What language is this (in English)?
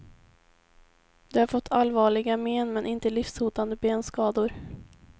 Swedish